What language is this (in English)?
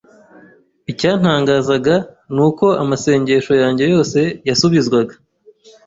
Kinyarwanda